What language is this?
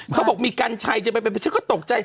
Thai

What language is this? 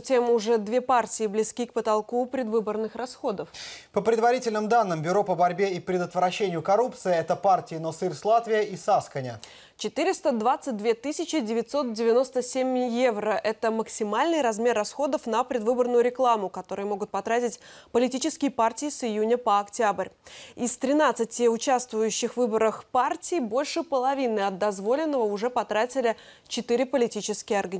Russian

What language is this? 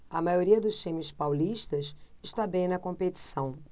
Portuguese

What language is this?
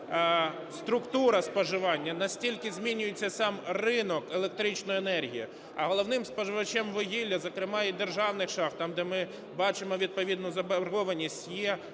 Ukrainian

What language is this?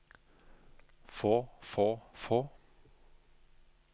Norwegian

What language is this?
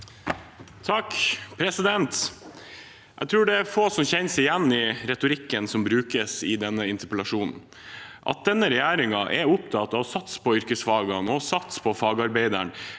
Norwegian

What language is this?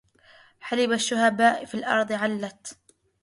Arabic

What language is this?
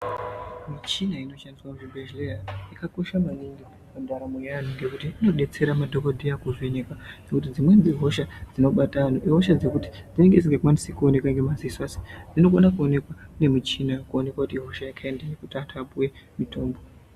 Ndau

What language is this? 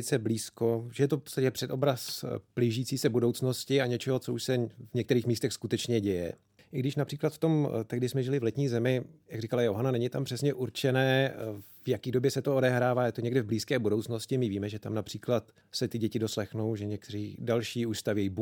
Czech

